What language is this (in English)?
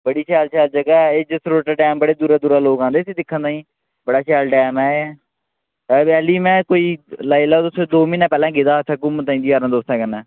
Dogri